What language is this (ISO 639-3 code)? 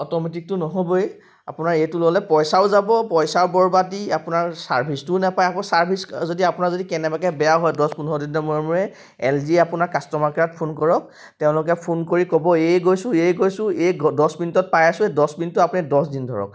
asm